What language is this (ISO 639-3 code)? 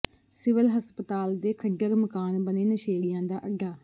pan